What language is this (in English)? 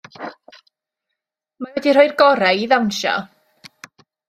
Welsh